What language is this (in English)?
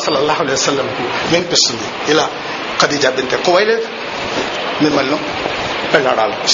Telugu